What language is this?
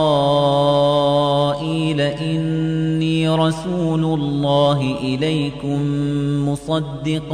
Arabic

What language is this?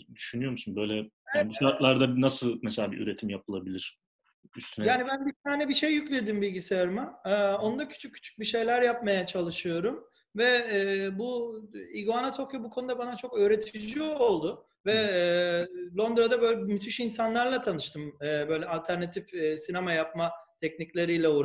Turkish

